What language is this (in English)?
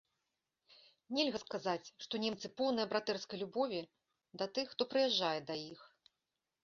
Belarusian